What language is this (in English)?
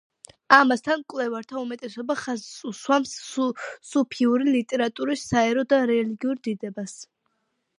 Georgian